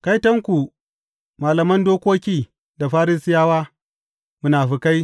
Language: Hausa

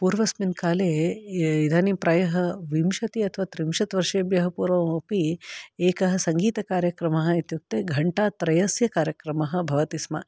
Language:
Sanskrit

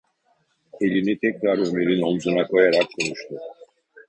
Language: Turkish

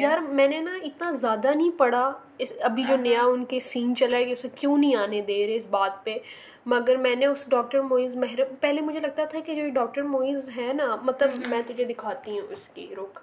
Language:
Urdu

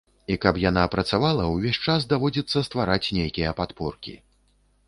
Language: Belarusian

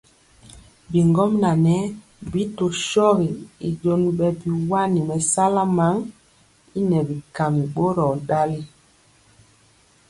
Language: Mpiemo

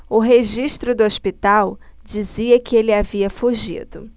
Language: Portuguese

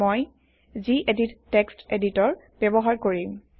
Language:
Assamese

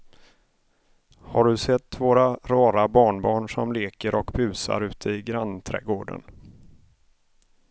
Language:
Swedish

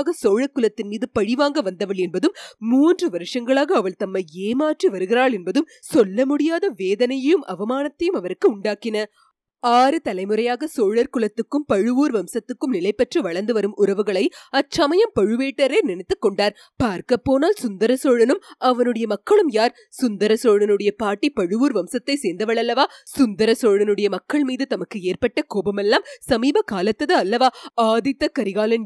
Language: Tamil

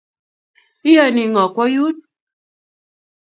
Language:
Kalenjin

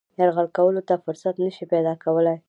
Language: Pashto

